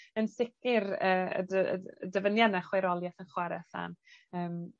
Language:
Welsh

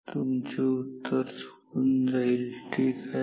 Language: Marathi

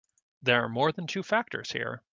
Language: English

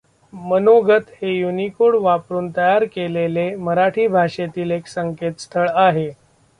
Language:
Marathi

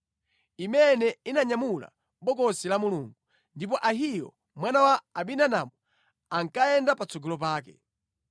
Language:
Nyanja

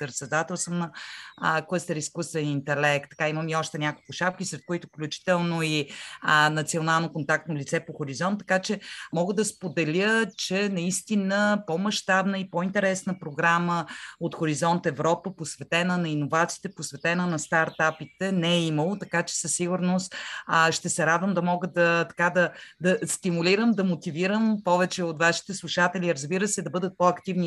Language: Bulgarian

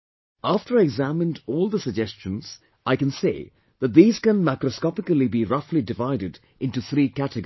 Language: English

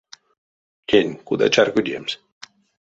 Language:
Erzya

